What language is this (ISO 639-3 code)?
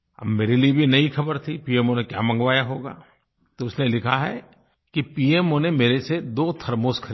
hin